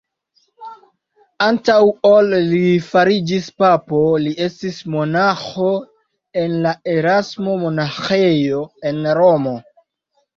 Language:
Esperanto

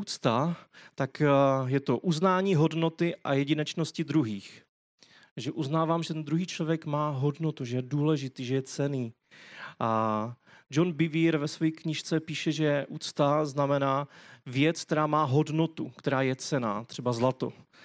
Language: Czech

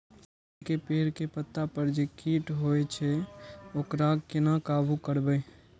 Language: Maithili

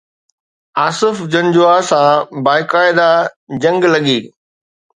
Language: Sindhi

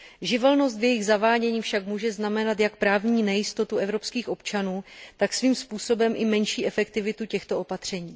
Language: Czech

